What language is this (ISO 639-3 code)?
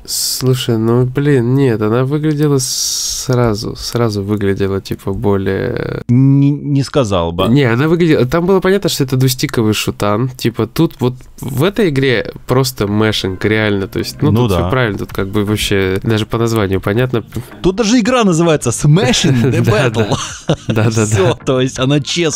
rus